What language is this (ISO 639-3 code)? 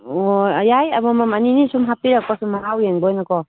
mni